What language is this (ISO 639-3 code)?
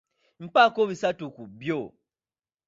lug